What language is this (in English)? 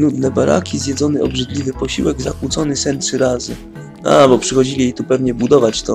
Polish